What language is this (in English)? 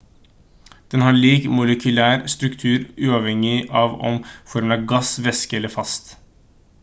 Norwegian Bokmål